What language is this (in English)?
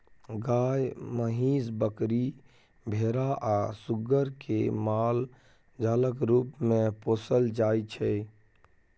Maithili